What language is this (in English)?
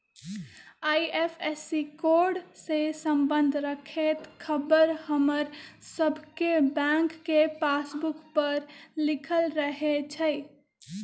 Magahi